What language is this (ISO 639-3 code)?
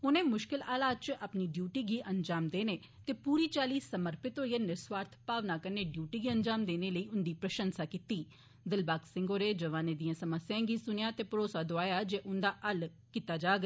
doi